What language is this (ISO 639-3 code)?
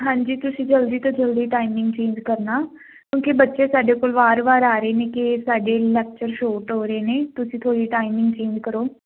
pan